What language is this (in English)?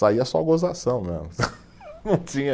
Portuguese